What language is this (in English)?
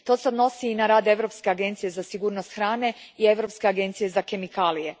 Croatian